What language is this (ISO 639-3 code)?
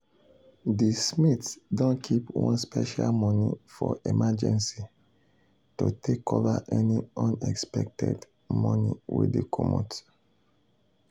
pcm